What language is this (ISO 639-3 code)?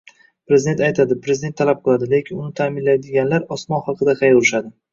uzb